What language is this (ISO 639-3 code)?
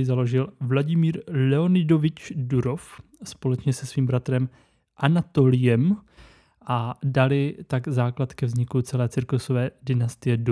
ces